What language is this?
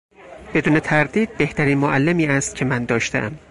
Persian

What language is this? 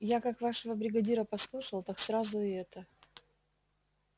Russian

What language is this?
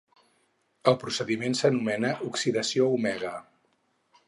Catalan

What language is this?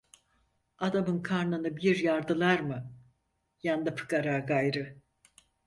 Turkish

